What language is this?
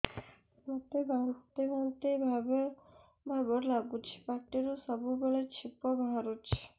Odia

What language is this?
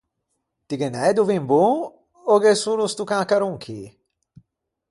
Ligurian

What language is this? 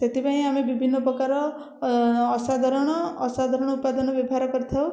Odia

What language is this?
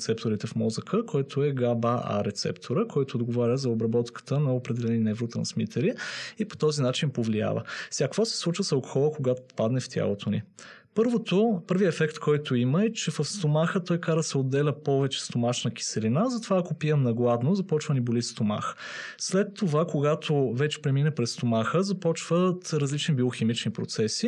Bulgarian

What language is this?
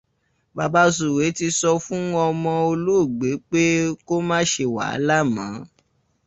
Yoruba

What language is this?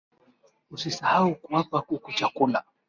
Swahili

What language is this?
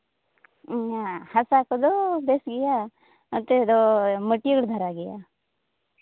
Santali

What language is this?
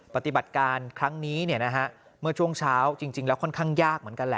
Thai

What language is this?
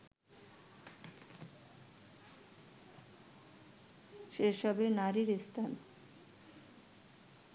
Bangla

